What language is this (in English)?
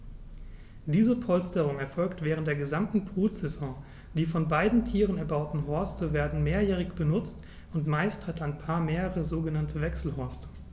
German